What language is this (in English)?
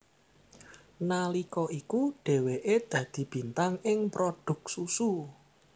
Javanese